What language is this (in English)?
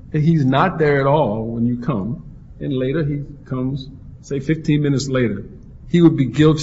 English